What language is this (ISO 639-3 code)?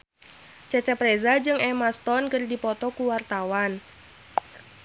sun